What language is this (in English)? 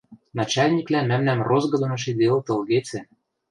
Western Mari